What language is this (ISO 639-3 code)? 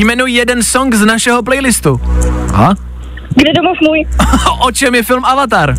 ces